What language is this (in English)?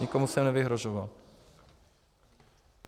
Czech